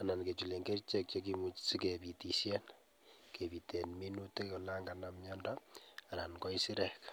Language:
Kalenjin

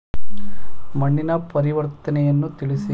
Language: Kannada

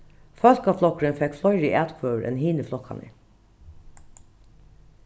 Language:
Faroese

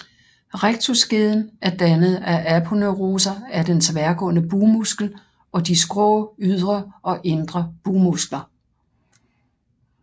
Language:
Danish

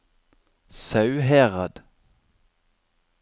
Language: Norwegian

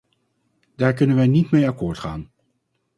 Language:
Dutch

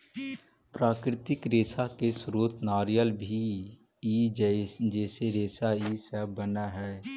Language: Magahi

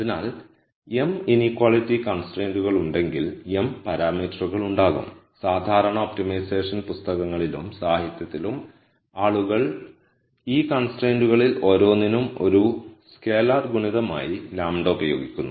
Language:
Malayalam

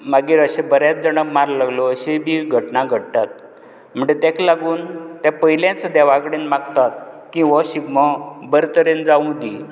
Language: Konkani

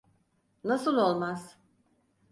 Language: Turkish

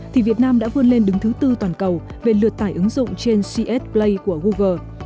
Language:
Vietnamese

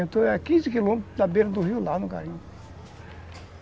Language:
Portuguese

